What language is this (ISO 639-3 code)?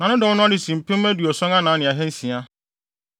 aka